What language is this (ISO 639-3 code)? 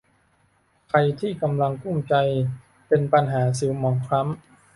tha